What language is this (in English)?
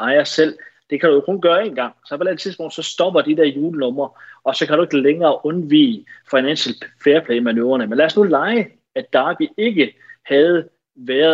Danish